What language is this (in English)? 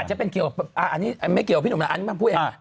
Thai